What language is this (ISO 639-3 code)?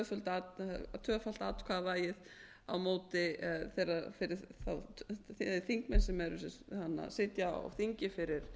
isl